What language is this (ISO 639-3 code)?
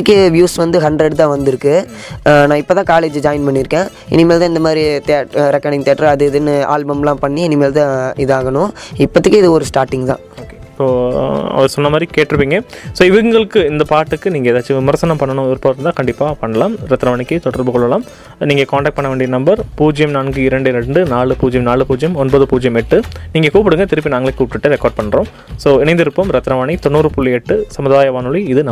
tam